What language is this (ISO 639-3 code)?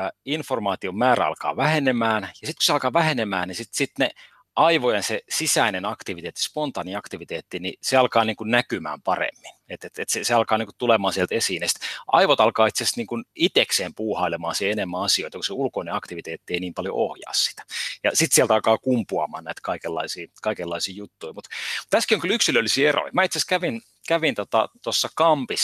fin